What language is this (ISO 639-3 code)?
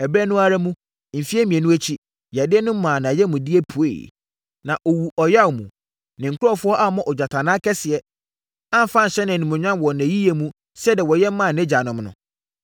aka